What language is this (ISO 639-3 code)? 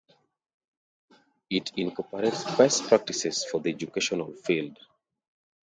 eng